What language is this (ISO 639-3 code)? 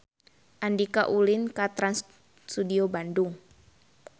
sun